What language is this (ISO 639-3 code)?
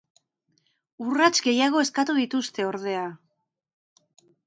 eus